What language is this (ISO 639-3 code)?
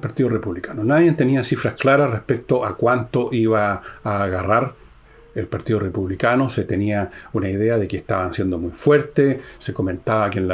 spa